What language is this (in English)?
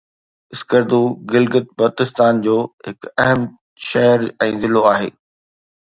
Sindhi